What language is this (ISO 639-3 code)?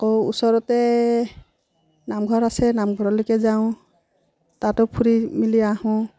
asm